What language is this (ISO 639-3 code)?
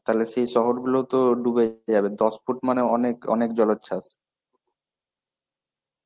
ben